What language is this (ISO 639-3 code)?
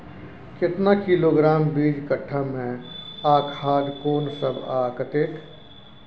mai